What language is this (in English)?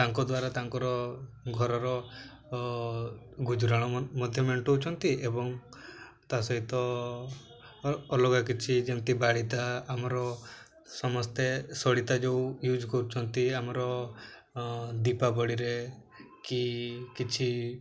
Odia